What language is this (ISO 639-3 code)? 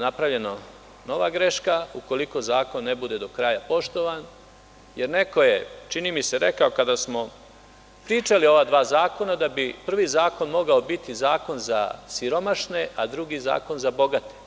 srp